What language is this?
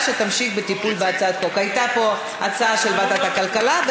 Hebrew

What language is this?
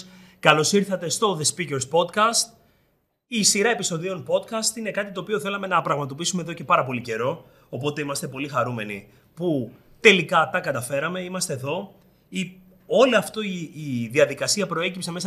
Greek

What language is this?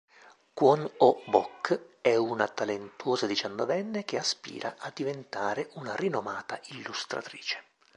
Italian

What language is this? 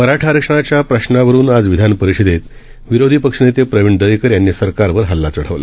Marathi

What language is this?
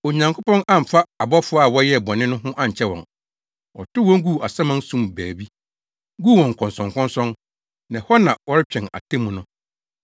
Akan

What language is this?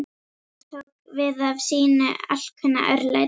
Icelandic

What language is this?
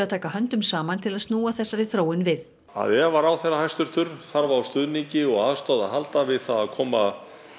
Icelandic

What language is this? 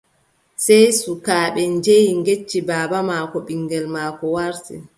Adamawa Fulfulde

